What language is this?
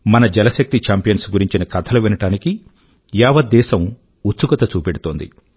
Telugu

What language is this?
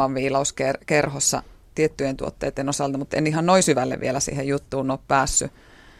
Finnish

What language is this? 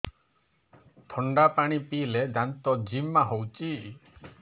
Odia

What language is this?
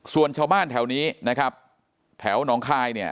Thai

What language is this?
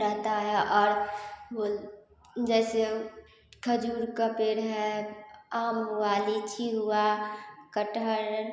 Hindi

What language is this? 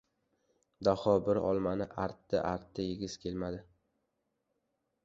Uzbek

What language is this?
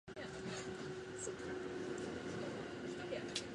Japanese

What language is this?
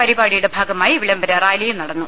Malayalam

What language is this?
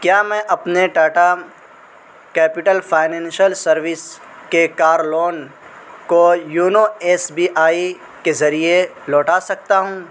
Urdu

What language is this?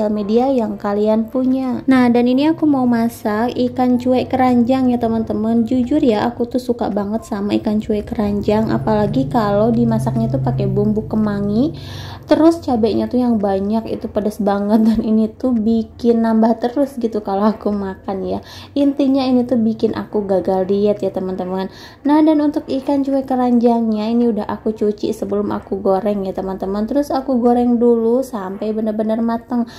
Indonesian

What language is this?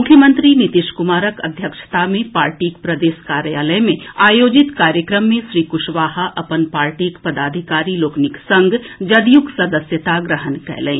Maithili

